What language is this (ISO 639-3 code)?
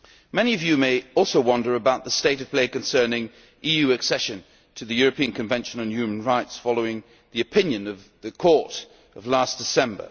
eng